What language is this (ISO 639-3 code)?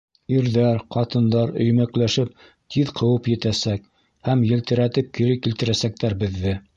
bak